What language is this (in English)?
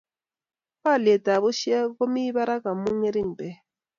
Kalenjin